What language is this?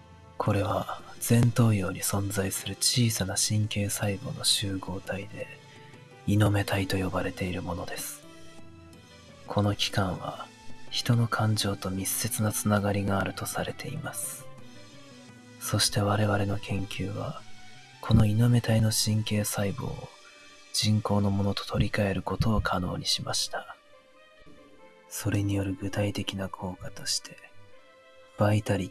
Japanese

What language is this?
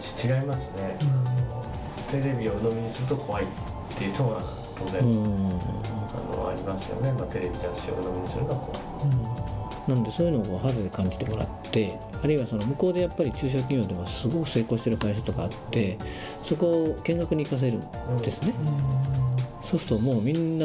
Japanese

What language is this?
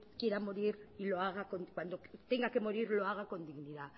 Spanish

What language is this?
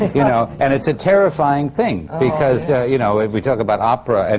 English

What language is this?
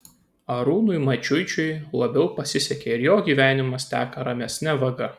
Lithuanian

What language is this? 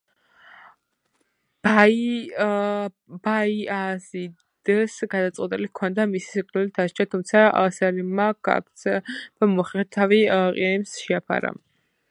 Georgian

